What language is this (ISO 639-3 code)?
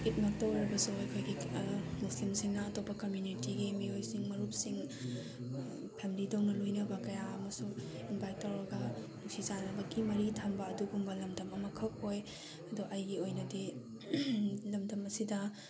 mni